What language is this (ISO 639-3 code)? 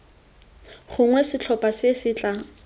tsn